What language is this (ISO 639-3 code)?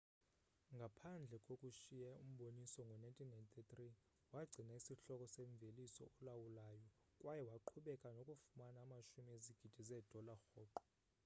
xho